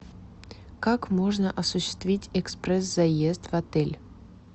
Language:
Russian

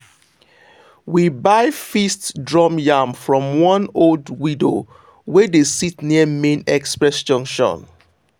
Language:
Nigerian Pidgin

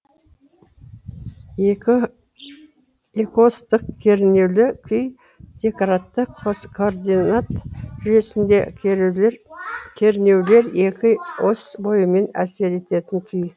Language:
Kazakh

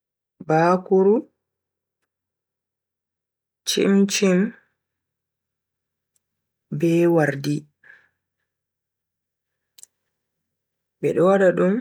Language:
Bagirmi Fulfulde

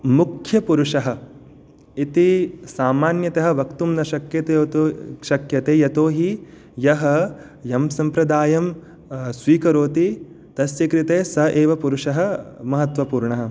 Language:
Sanskrit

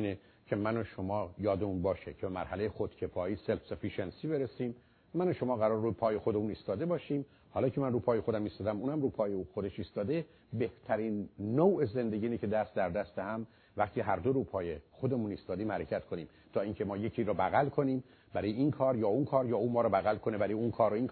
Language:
Persian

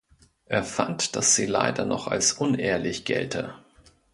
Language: German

